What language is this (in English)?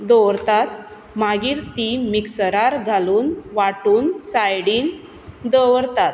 Konkani